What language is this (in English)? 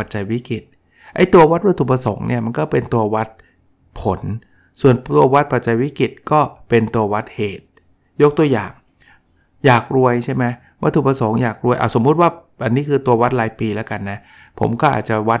Thai